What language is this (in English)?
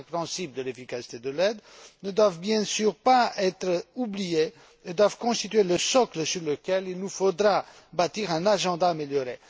French